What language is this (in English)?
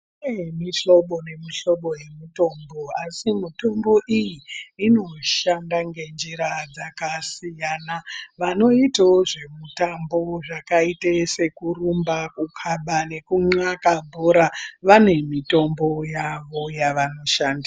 Ndau